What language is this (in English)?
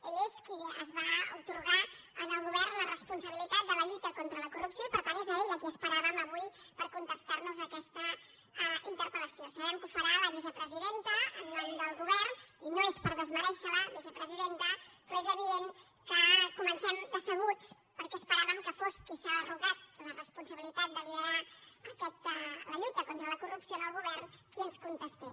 Catalan